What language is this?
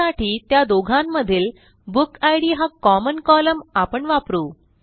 Marathi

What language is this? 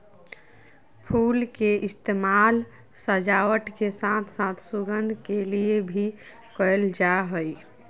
Magahi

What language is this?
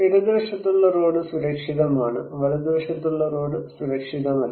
Malayalam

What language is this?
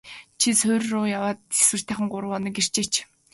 Mongolian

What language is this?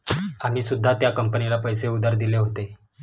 Marathi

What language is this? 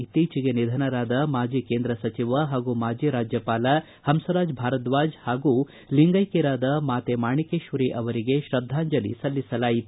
Kannada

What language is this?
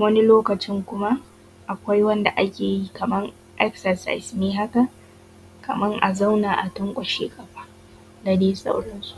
Hausa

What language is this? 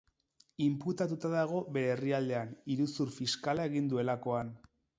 Basque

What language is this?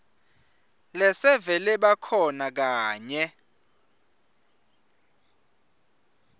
Swati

